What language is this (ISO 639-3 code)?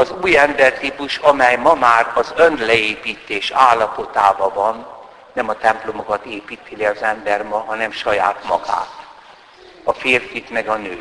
hun